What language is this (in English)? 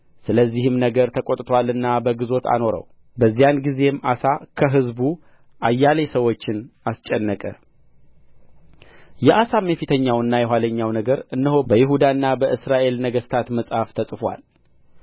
Amharic